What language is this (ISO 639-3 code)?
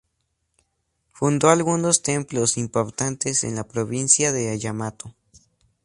spa